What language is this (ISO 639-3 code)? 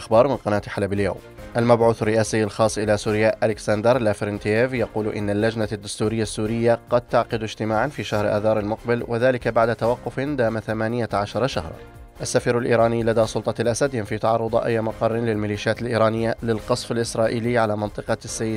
ara